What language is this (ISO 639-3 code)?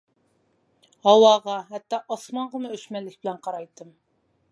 uig